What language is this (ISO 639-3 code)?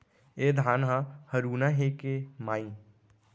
hne